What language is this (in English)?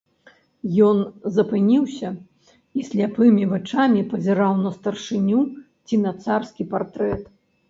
Belarusian